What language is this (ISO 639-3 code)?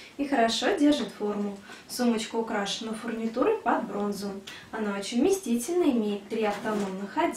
rus